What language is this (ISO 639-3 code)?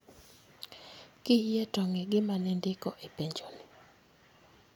luo